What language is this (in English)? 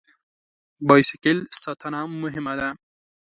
Pashto